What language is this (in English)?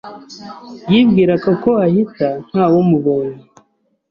Kinyarwanda